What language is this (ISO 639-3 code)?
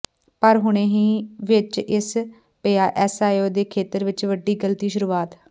pan